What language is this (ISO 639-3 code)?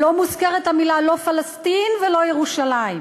heb